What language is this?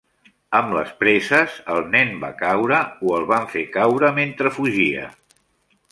Catalan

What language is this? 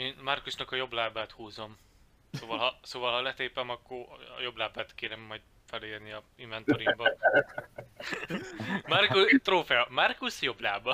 Hungarian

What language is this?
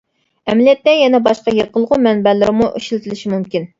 Uyghur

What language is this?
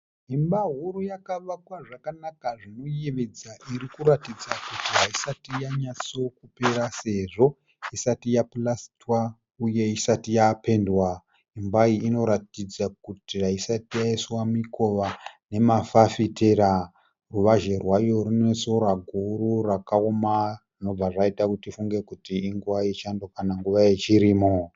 Shona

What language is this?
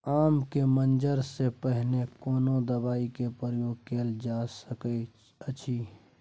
Maithili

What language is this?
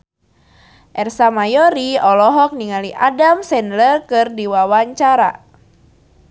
Sundanese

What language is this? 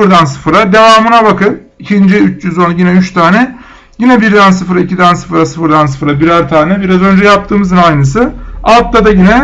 Turkish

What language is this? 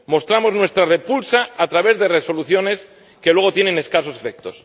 Spanish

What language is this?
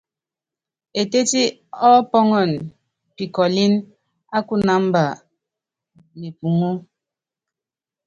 Yangben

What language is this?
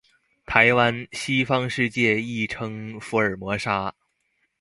Chinese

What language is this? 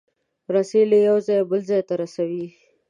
Pashto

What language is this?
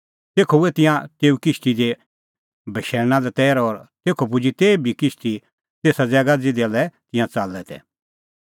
Kullu Pahari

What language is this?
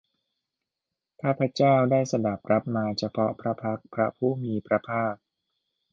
Thai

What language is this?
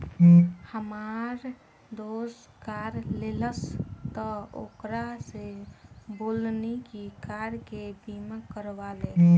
Bhojpuri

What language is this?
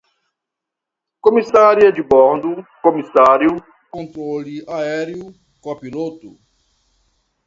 Portuguese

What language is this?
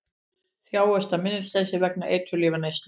Icelandic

